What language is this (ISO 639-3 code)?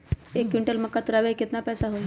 mag